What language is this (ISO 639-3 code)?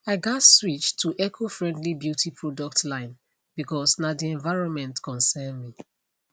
pcm